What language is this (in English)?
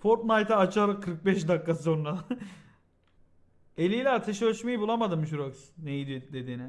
Turkish